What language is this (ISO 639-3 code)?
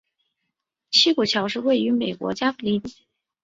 zho